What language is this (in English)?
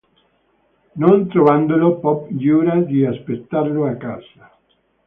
Italian